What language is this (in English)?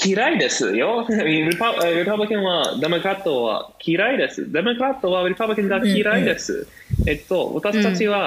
Japanese